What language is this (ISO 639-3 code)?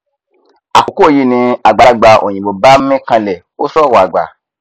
yor